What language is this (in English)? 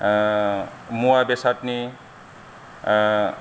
Bodo